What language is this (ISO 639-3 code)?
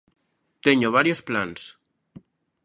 glg